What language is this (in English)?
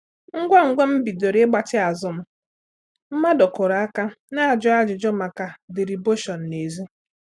Igbo